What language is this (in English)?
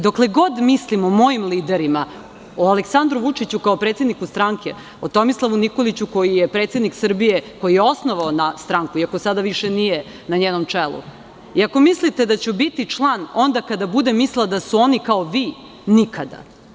Serbian